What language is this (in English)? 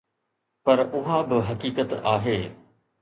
Sindhi